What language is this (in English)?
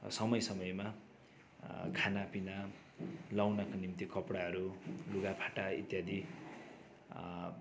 Nepali